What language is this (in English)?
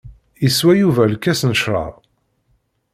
Kabyle